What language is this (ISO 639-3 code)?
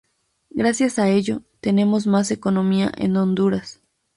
spa